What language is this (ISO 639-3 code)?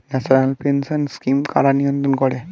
ben